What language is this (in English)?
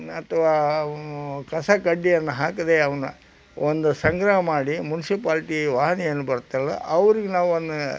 Kannada